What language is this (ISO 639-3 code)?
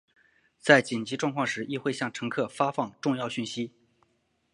zho